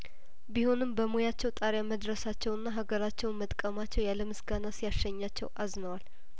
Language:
Amharic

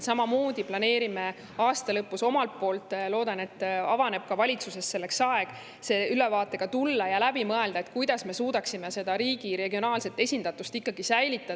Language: Estonian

